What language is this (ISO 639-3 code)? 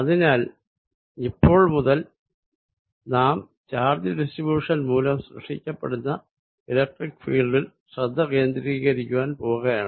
mal